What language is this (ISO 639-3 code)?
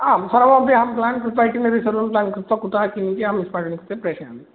san